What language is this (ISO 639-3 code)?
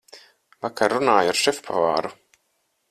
lav